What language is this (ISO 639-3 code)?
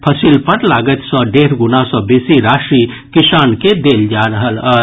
mai